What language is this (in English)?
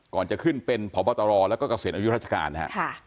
Thai